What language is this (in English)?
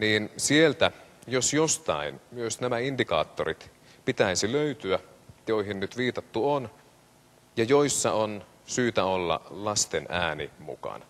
Finnish